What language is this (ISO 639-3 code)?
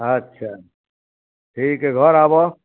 mai